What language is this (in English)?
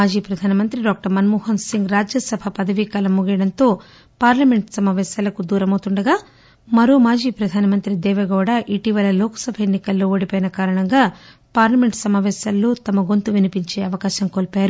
Telugu